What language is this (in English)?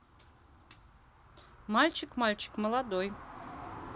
Russian